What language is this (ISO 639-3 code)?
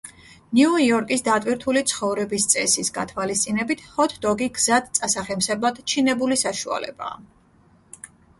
kat